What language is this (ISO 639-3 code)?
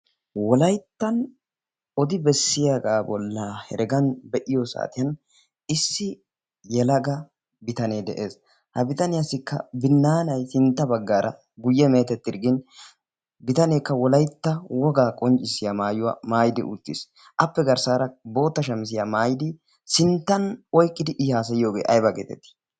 wal